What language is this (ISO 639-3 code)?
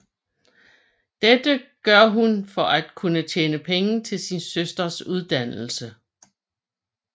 dan